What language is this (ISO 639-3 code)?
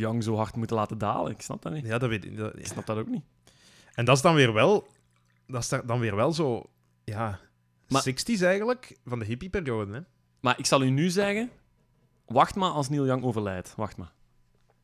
nld